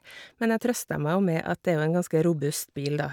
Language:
Norwegian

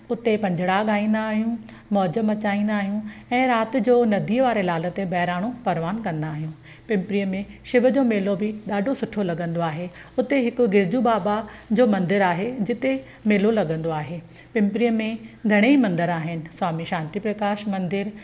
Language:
Sindhi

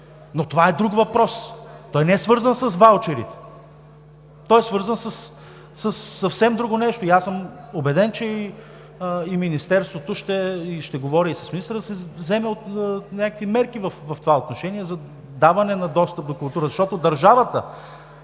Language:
Bulgarian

